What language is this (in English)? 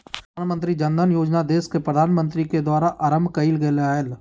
Magahi